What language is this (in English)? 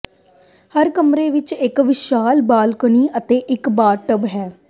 Punjabi